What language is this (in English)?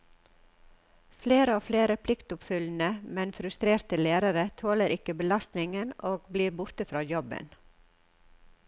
Norwegian